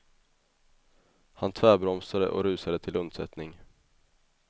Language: Swedish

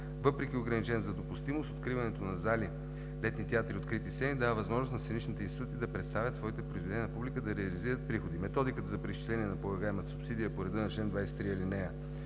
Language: Bulgarian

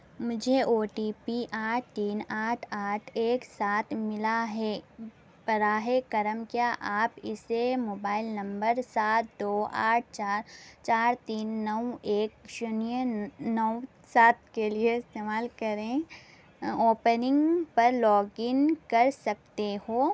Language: Urdu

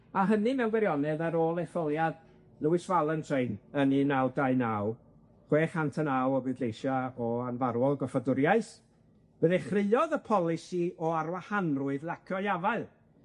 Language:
Welsh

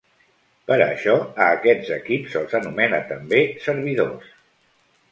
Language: Catalan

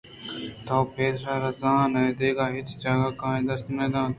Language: Eastern Balochi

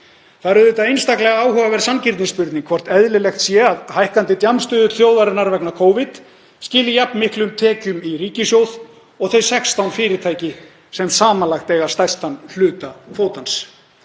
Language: Icelandic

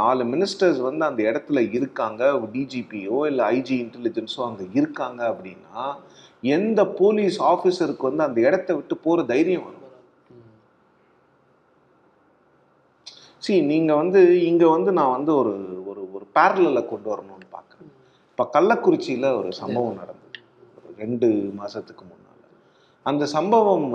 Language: Tamil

